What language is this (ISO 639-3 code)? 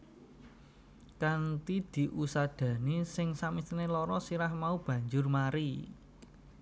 jav